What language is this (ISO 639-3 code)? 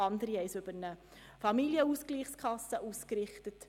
gsw